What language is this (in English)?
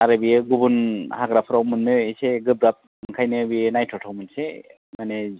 Bodo